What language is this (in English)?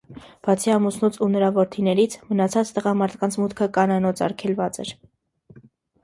Armenian